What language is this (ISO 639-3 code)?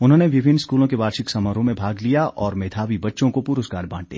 hin